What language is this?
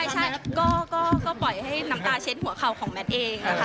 Thai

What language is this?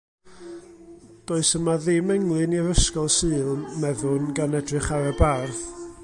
Welsh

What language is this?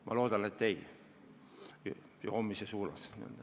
Estonian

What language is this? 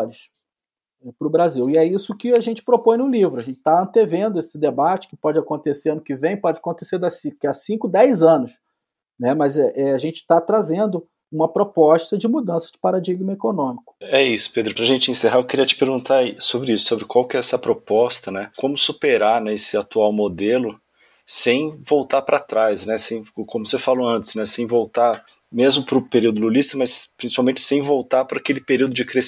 Portuguese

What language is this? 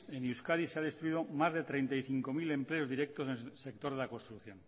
Spanish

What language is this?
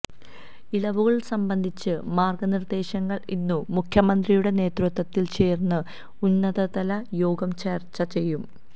Malayalam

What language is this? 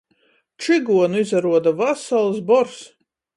Latgalian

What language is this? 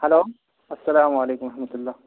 Urdu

